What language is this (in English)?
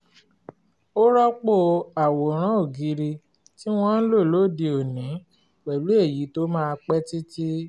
Yoruba